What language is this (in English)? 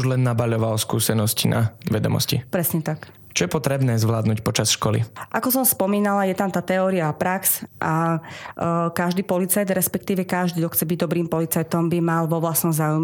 Slovak